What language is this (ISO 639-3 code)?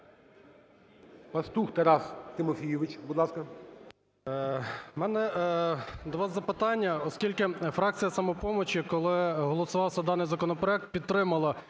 ukr